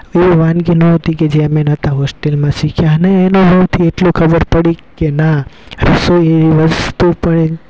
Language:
Gujarati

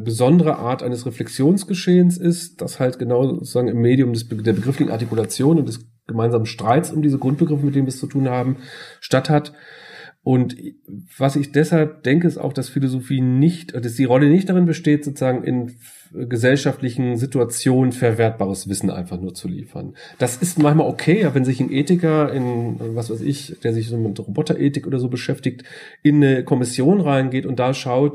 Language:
German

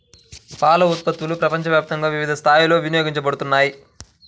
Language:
Telugu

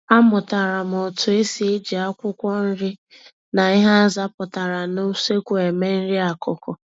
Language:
Igbo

